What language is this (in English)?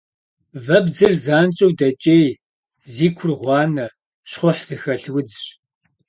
Kabardian